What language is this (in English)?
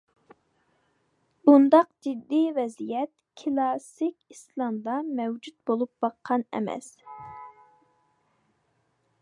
Uyghur